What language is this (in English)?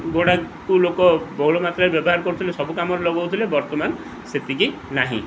Odia